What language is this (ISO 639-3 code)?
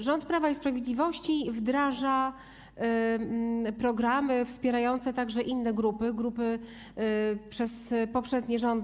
pol